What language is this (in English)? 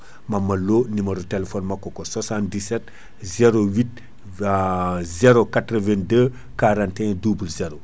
Fula